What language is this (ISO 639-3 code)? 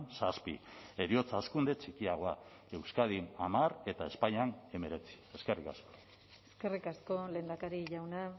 eus